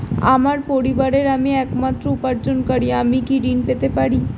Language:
Bangla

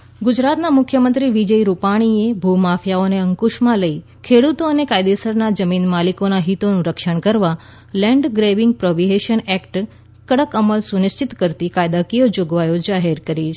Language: Gujarati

